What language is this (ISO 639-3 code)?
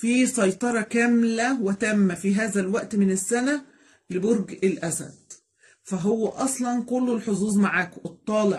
ara